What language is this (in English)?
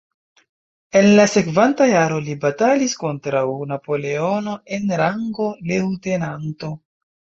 Esperanto